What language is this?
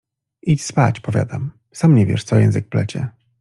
Polish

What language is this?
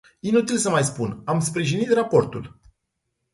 Romanian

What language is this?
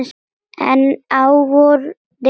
Icelandic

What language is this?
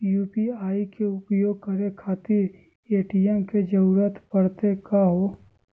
Magahi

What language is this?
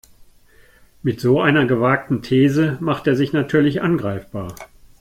German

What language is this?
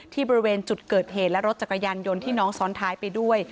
Thai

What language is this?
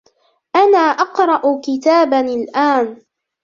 Arabic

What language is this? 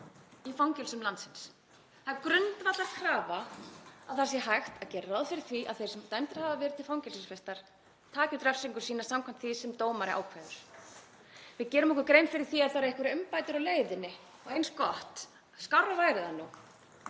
Icelandic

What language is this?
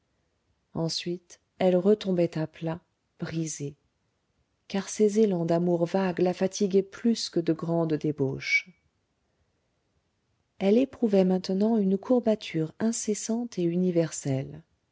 French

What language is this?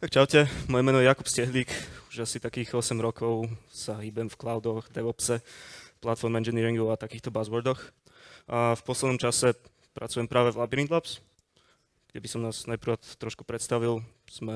Slovak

